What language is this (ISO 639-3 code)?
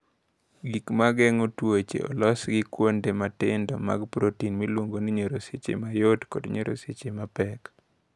luo